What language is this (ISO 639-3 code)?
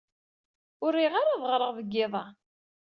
kab